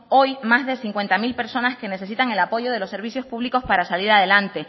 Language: Spanish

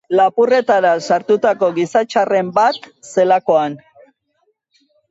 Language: Basque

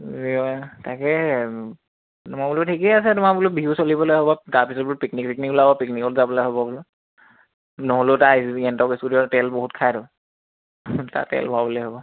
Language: Assamese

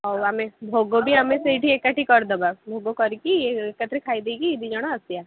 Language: Odia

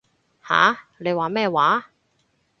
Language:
Cantonese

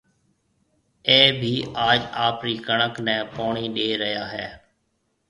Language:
Marwari (Pakistan)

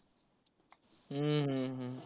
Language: Marathi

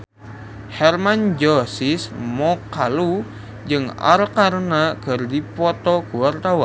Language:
Sundanese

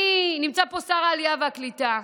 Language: Hebrew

